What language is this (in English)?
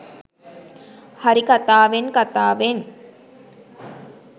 Sinhala